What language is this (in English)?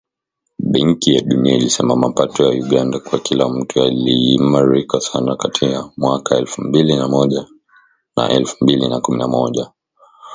Swahili